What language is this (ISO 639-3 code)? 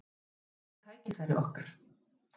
isl